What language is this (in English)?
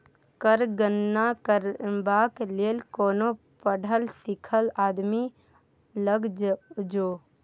Maithili